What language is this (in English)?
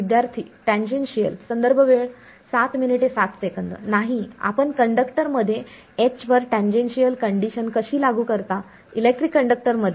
Marathi